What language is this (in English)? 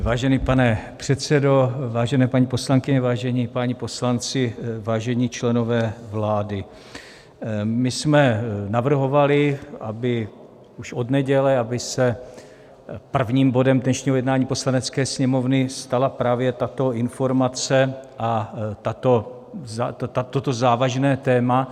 Czech